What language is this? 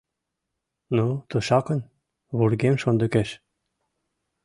Mari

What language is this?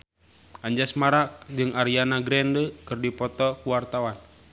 Sundanese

